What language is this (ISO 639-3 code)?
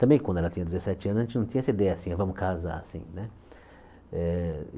por